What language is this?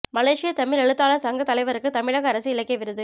Tamil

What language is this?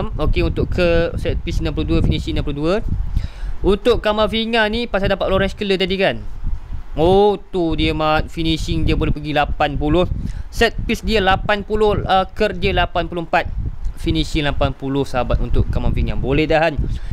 Malay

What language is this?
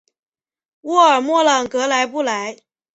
Chinese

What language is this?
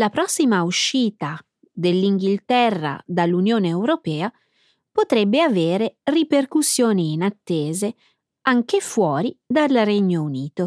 Italian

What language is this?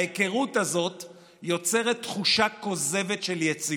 Hebrew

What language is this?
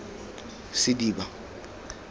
Tswana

